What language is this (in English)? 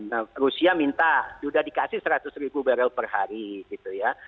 Indonesian